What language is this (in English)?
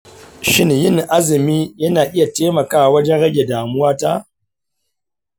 Hausa